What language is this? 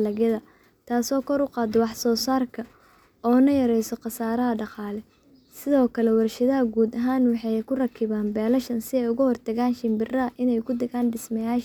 Somali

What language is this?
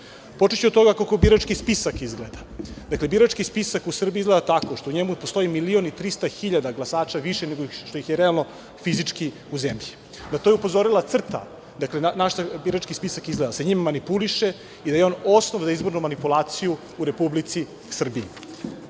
Serbian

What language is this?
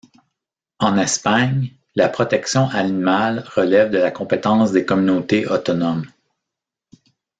French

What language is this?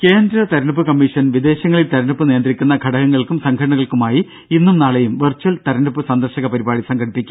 Malayalam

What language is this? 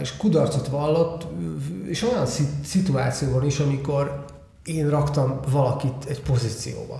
Hungarian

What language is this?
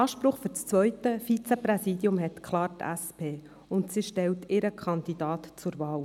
Swiss German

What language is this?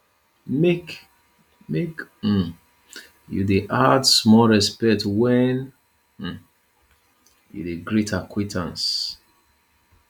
Nigerian Pidgin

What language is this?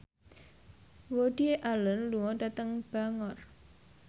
Javanese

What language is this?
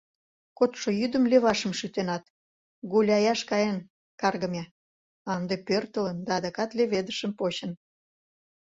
Mari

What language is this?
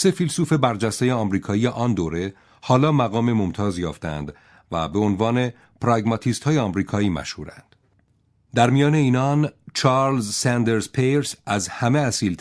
Persian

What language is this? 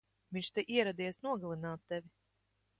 Latvian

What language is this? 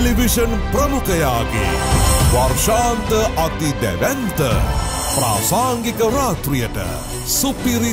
Turkish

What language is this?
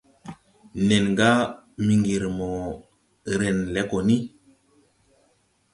Tupuri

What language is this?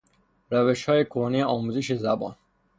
Persian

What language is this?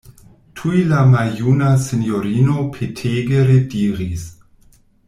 Esperanto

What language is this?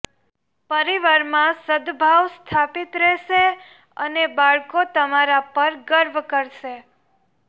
Gujarati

